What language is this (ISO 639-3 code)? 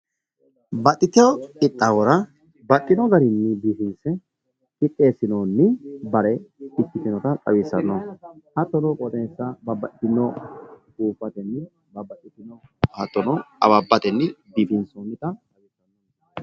sid